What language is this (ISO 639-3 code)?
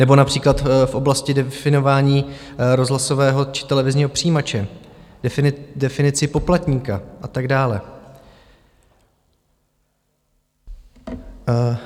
ces